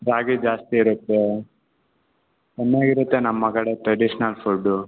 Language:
Kannada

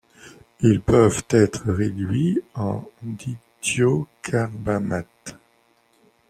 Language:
French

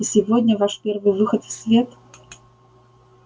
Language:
Russian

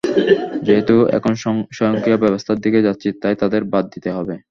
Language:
Bangla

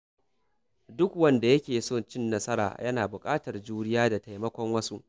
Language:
Hausa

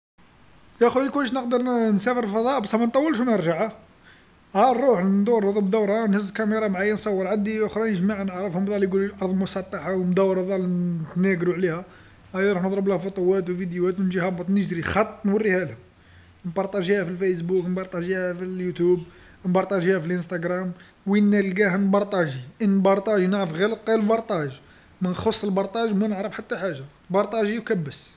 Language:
Algerian Arabic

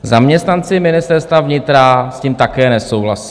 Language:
Czech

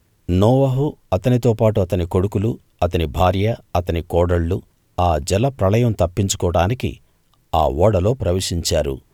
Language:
Telugu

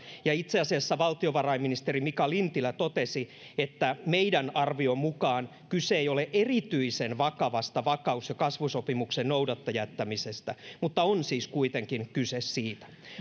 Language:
Finnish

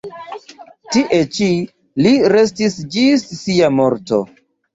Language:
Esperanto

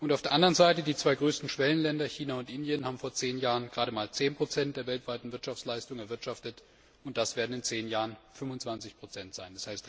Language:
German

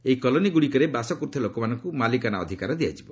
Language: Odia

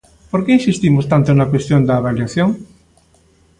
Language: Galician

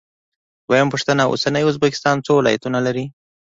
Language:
Pashto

